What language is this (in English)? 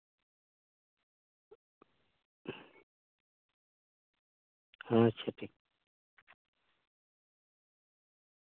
Santali